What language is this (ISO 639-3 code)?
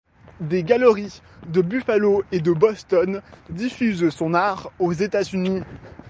fra